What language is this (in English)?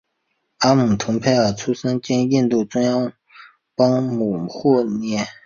Chinese